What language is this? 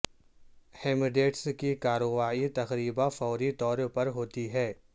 Urdu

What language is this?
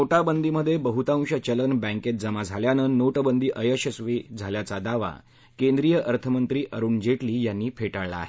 Marathi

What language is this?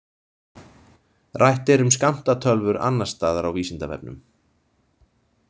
Icelandic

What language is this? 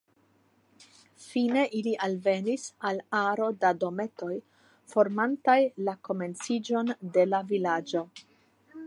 Esperanto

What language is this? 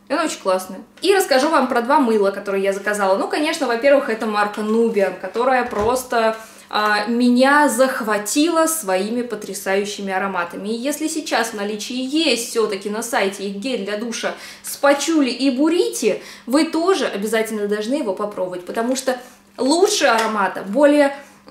Russian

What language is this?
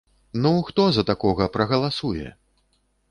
Belarusian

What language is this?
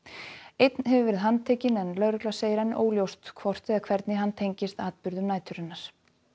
Icelandic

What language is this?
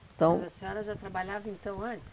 Portuguese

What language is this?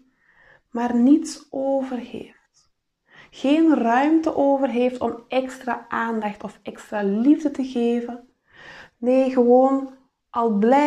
Dutch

